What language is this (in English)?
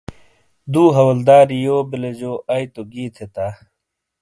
Shina